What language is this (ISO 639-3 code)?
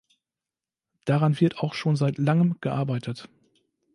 deu